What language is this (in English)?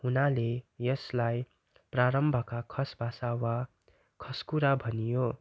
Nepali